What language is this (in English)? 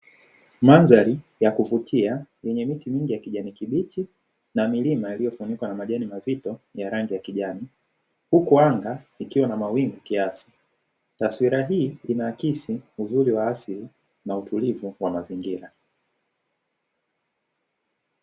Swahili